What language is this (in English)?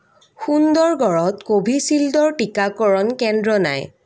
Assamese